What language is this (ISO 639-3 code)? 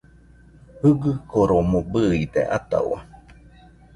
hux